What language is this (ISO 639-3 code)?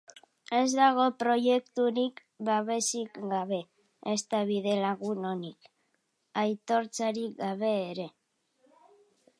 eus